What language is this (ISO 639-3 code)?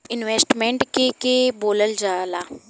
bho